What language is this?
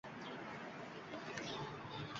Uzbek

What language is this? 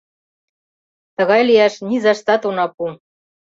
Mari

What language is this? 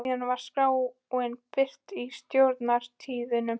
Icelandic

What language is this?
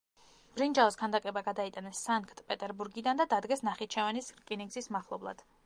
Georgian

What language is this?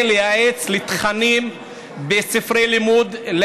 Hebrew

